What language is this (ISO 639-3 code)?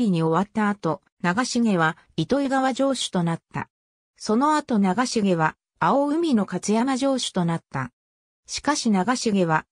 jpn